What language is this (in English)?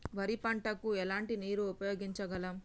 Telugu